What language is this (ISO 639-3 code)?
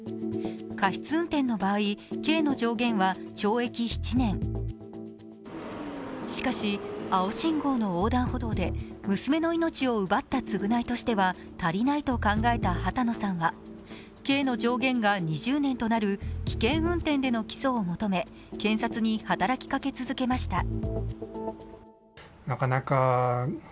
jpn